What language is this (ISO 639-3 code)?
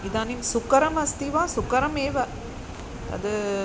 san